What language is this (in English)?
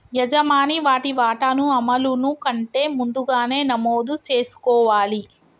Telugu